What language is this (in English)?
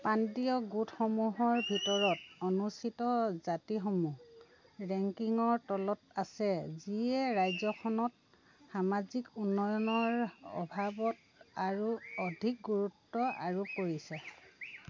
Assamese